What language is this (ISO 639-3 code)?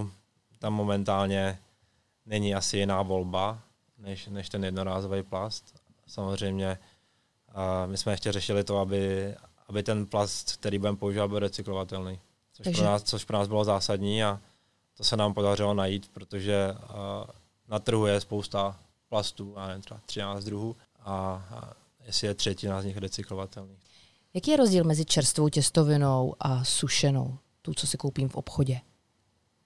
ces